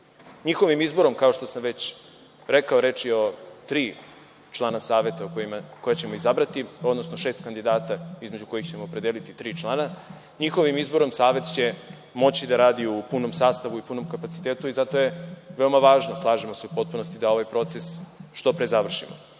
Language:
Serbian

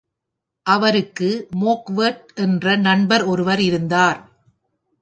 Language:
Tamil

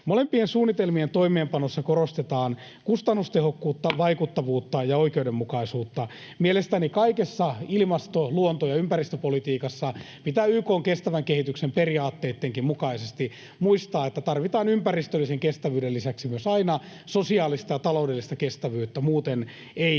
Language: Finnish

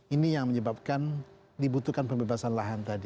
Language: Indonesian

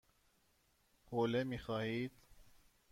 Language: Persian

